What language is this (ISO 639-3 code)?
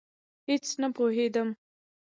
pus